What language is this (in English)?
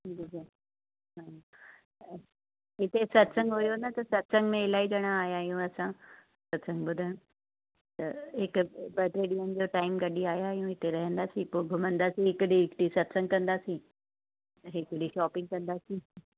Sindhi